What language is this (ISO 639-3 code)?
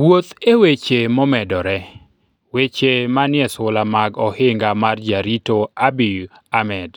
luo